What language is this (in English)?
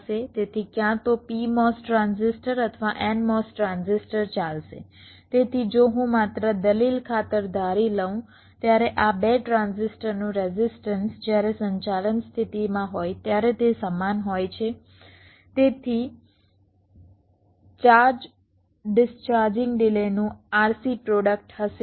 Gujarati